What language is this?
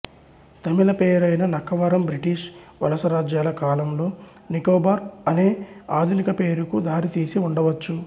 Telugu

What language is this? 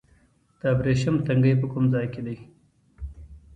Pashto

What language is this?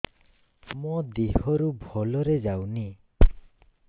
Odia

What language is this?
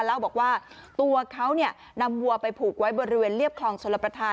Thai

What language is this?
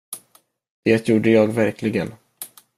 Swedish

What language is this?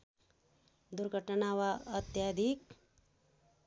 Nepali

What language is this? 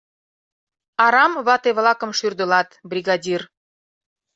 Mari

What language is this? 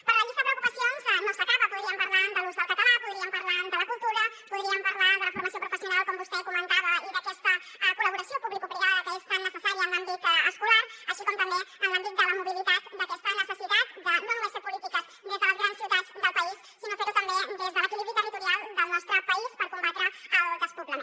Catalan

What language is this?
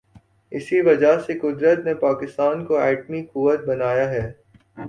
Urdu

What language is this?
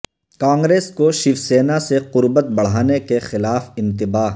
Urdu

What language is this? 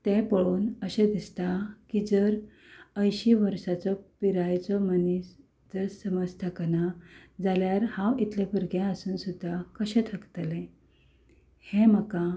Konkani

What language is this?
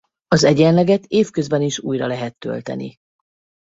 Hungarian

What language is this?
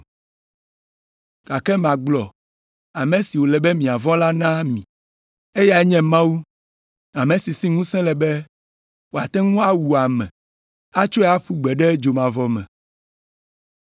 Ewe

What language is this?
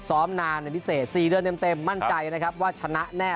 Thai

